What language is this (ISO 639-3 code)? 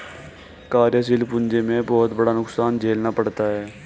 hin